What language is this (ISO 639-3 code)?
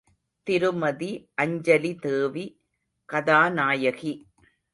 tam